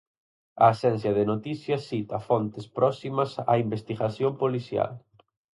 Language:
Galician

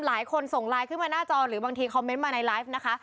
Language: Thai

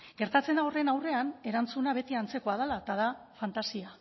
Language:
Basque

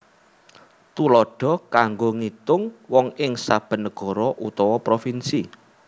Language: Javanese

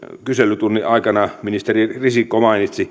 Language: Finnish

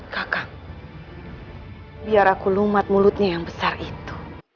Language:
Indonesian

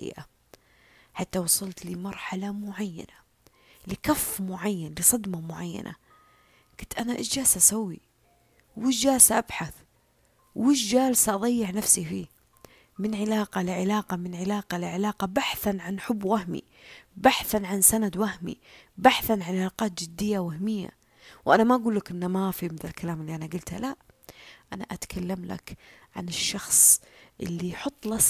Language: Arabic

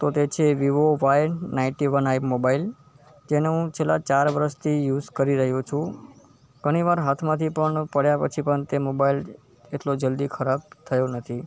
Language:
Gujarati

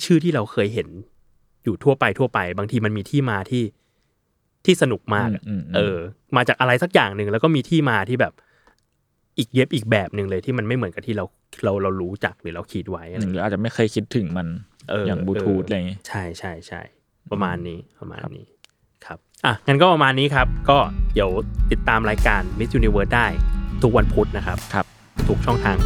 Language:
Thai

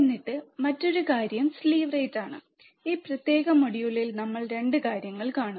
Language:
Malayalam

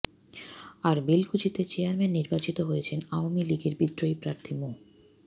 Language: Bangla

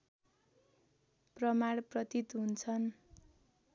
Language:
Nepali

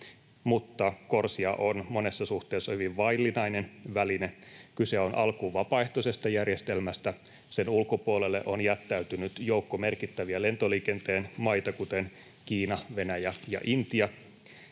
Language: Finnish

